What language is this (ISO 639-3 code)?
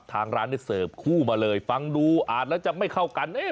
tha